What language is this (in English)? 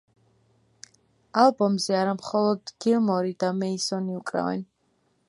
Georgian